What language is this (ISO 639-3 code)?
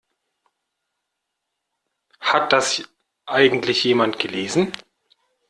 deu